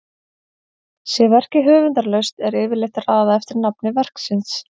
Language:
Icelandic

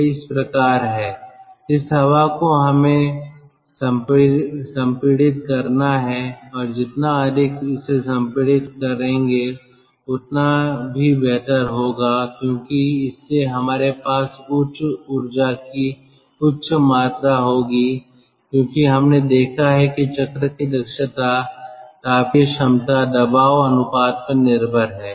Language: Hindi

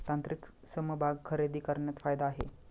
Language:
Marathi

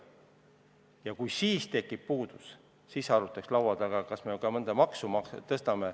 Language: Estonian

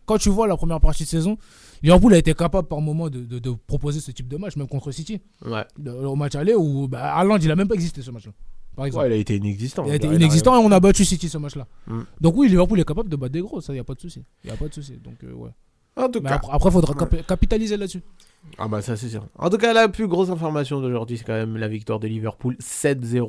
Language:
French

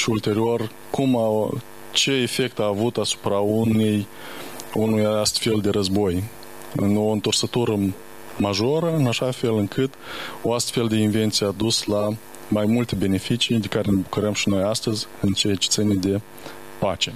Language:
Romanian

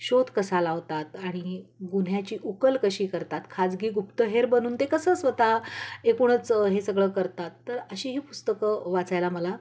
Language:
Marathi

